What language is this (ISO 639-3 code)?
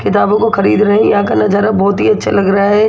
hin